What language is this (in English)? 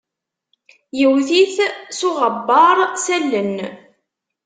Kabyle